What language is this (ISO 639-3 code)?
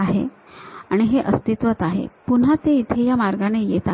mar